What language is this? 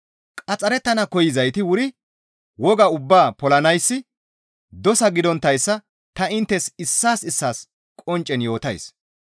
Gamo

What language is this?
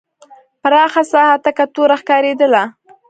Pashto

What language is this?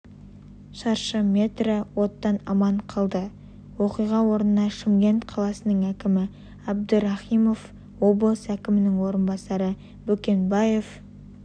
Kazakh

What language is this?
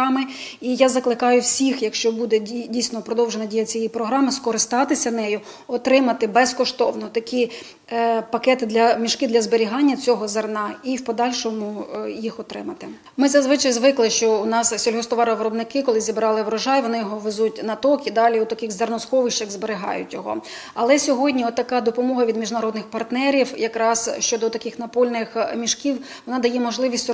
Ukrainian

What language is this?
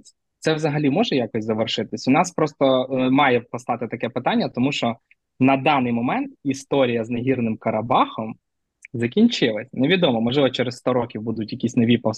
Ukrainian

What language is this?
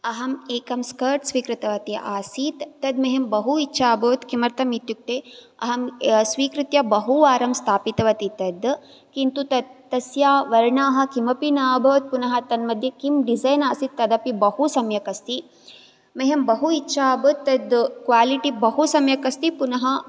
Sanskrit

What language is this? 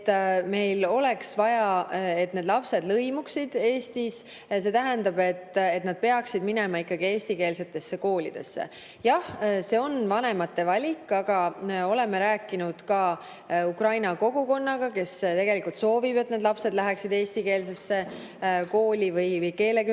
Estonian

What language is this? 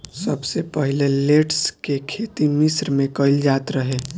Bhojpuri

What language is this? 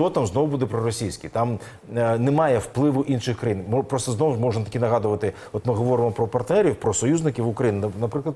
Ukrainian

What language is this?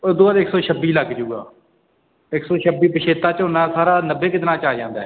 Punjabi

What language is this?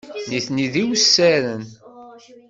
Kabyle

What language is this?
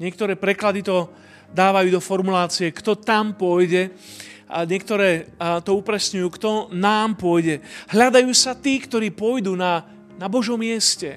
Slovak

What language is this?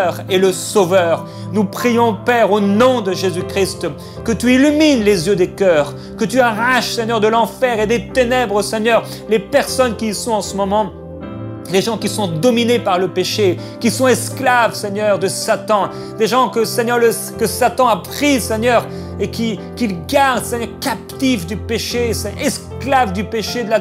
French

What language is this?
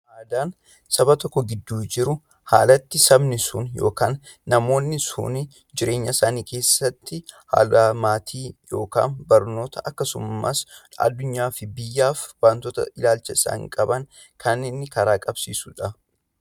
Oromo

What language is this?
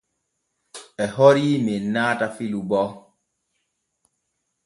Borgu Fulfulde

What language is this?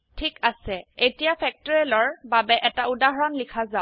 Assamese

